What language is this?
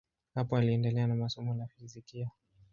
Swahili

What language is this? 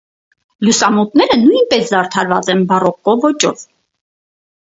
Armenian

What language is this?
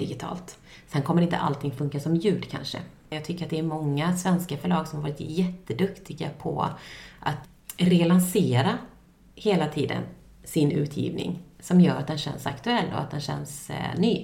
Swedish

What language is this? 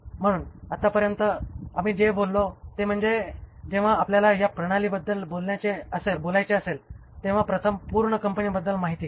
Marathi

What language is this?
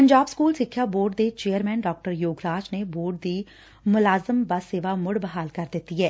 Punjabi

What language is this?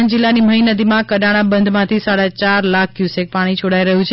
Gujarati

